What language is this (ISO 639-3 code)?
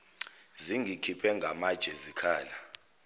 zul